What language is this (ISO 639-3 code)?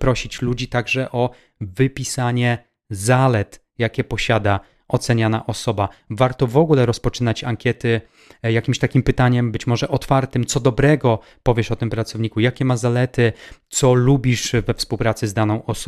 pol